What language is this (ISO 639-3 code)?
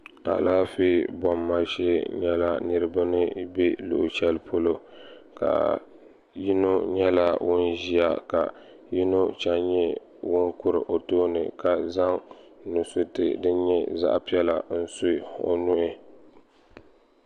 dag